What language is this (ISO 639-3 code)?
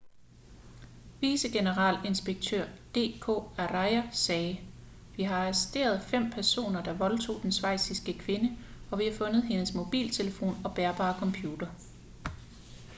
dan